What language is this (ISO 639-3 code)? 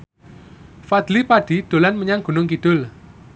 jav